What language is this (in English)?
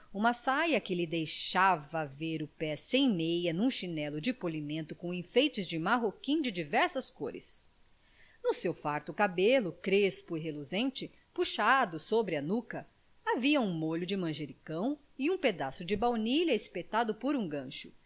Portuguese